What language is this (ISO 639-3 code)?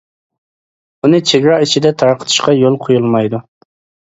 uig